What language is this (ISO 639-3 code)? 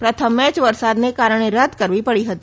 guj